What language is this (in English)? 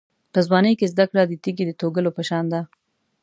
Pashto